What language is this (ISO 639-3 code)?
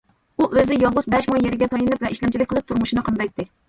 uig